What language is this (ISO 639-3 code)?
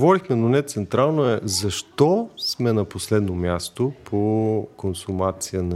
bul